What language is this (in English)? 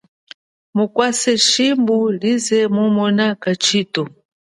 Chokwe